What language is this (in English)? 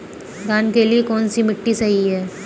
Hindi